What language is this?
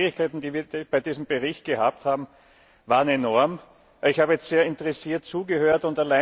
German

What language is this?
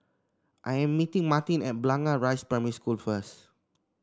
English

